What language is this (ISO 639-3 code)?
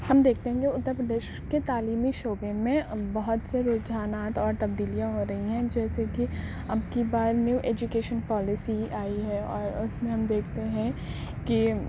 urd